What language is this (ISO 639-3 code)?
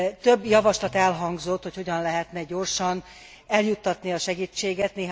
hun